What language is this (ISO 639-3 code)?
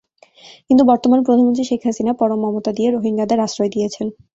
ben